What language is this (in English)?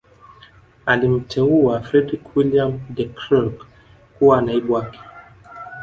Swahili